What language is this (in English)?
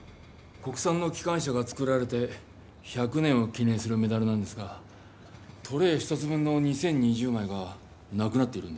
Japanese